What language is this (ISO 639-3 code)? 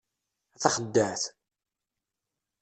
kab